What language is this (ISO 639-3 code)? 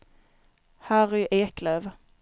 swe